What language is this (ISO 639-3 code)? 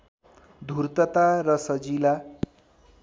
nep